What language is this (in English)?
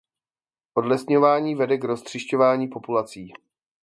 Czech